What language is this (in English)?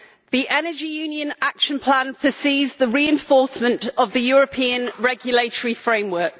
English